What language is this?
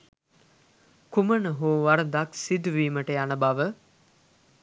Sinhala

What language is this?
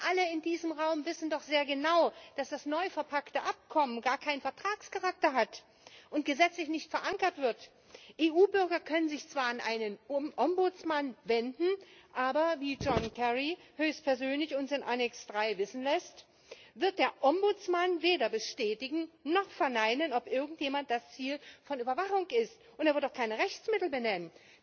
German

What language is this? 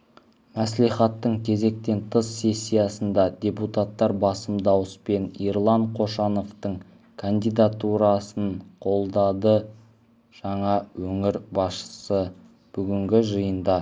Kazakh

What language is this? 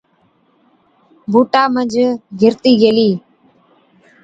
Od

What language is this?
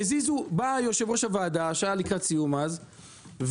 Hebrew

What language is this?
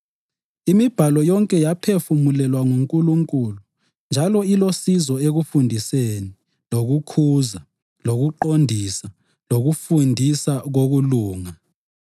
North Ndebele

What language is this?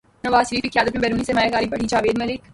Urdu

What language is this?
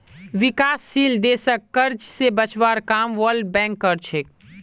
Magahi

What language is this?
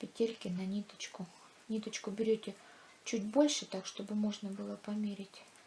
Russian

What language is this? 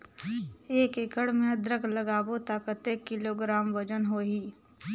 Chhattisgarhi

